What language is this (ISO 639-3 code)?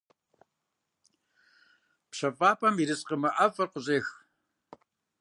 kbd